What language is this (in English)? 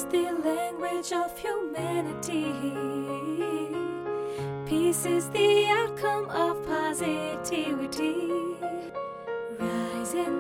Hindi